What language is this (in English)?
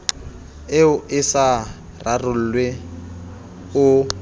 Southern Sotho